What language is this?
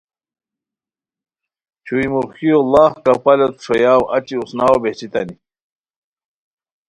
Khowar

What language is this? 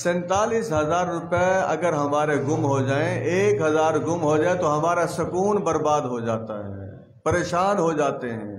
Hindi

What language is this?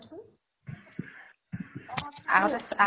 Assamese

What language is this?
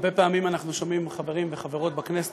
Hebrew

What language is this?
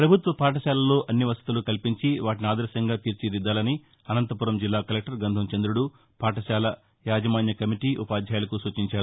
Telugu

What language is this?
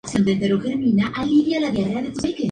Spanish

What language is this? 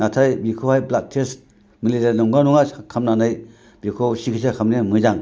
Bodo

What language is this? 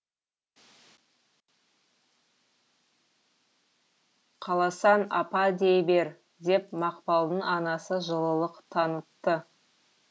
Kazakh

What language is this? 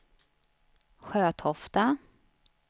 Swedish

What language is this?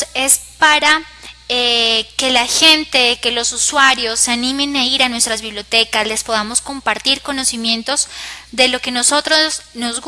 Spanish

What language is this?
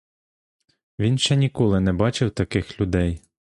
Ukrainian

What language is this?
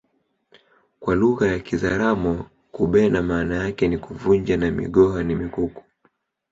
Swahili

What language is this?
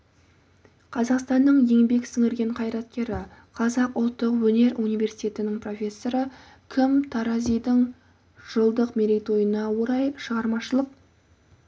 Kazakh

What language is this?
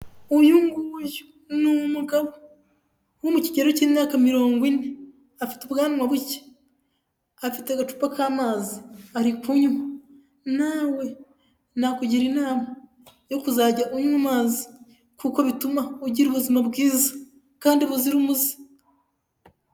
Kinyarwanda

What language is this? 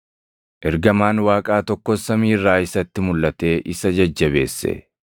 Oromo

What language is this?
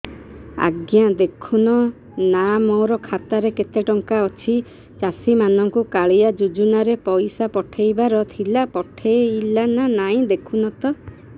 Odia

